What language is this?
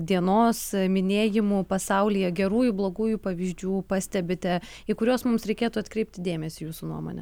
Lithuanian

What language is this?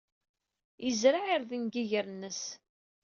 Kabyle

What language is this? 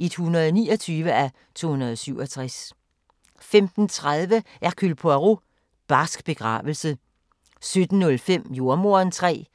Danish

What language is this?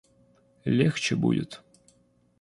Russian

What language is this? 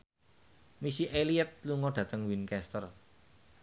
Javanese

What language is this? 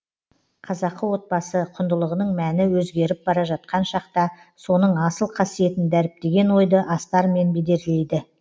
Kazakh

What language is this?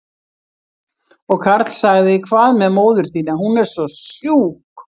Icelandic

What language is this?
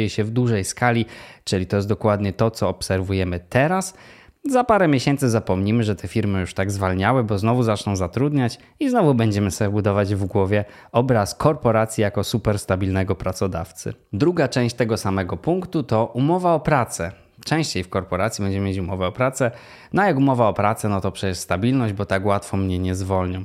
Polish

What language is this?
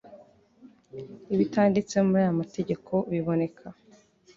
Kinyarwanda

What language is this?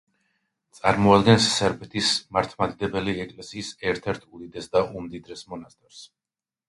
Georgian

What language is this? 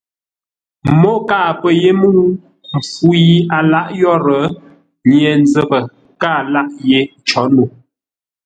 Ngombale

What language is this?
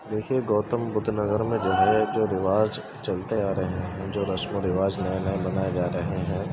Urdu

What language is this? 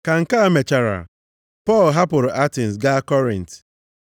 Igbo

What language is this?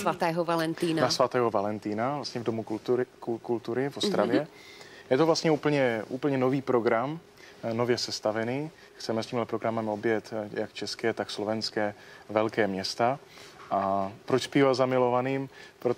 Czech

